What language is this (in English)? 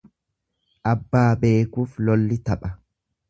Oromo